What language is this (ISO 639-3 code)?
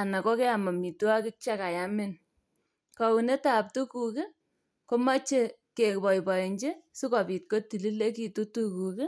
kln